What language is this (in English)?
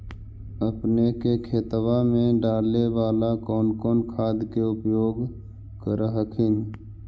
Magahi